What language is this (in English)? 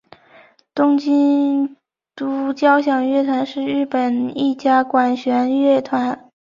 Chinese